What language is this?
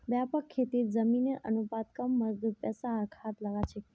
Magahi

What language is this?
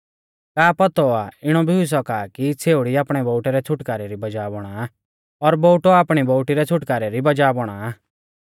Mahasu Pahari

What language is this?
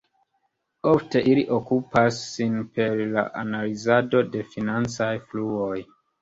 Esperanto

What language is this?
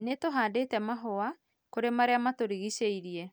Kikuyu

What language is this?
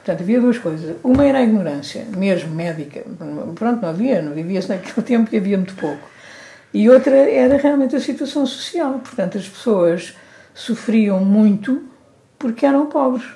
Portuguese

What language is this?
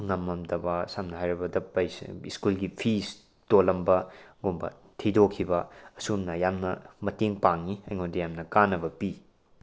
Manipuri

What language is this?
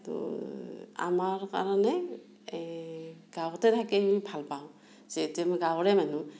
Assamese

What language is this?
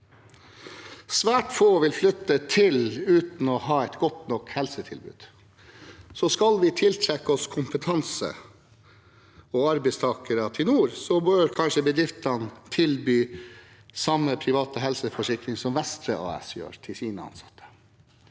Norwegian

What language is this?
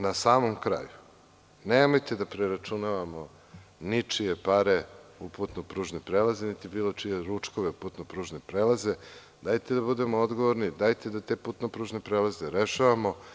Serbian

